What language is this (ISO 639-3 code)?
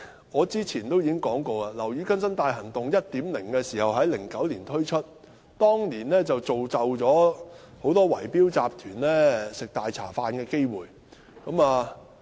yue